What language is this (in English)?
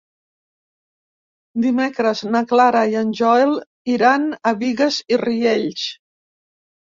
Catalan